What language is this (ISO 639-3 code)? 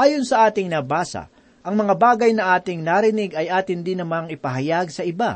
fil